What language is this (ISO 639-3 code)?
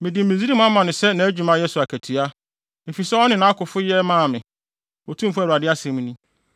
aka